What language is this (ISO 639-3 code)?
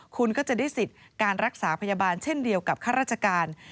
tha